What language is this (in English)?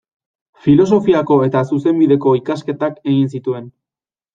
Basque